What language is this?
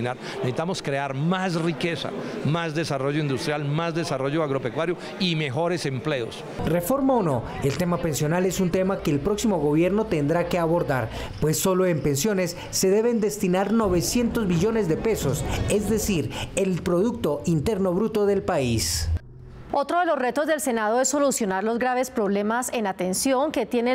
Spanish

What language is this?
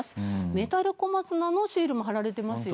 Japanese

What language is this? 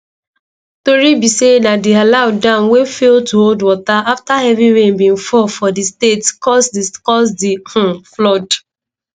Nigerian Pidgin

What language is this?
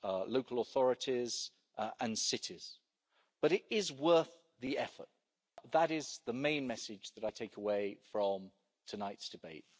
English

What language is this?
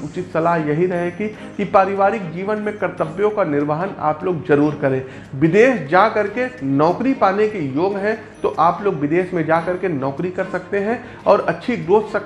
Hindi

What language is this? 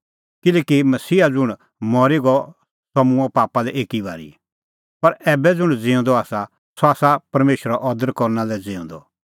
Kullu Pahari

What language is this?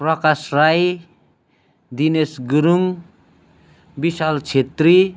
Nepali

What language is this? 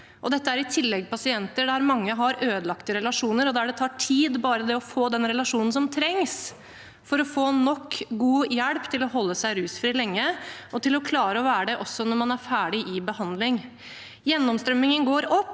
Norwegian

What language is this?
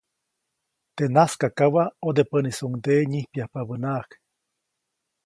Copainalá Zoque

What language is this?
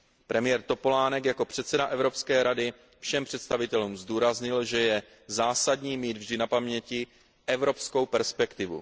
Czech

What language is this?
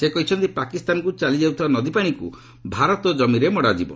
Odia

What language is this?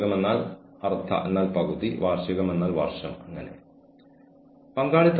Malayalam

